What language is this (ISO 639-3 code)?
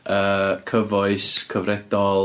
cym